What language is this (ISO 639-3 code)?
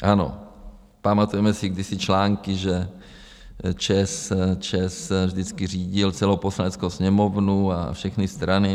ces